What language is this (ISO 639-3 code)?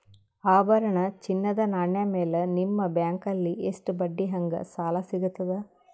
kan